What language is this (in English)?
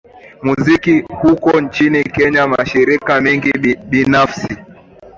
Swahili